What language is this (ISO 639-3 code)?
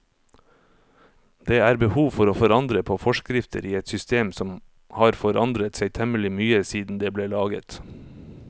nor